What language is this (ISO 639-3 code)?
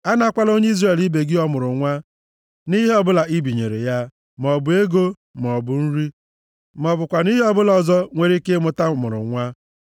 ibo